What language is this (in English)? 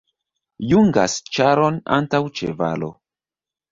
Esperanto